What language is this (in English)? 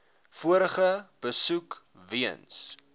Afrikaans